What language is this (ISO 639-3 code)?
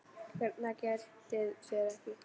isl